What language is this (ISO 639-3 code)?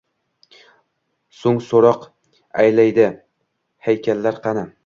uzb